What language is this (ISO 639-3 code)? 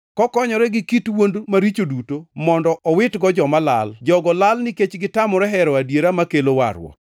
luo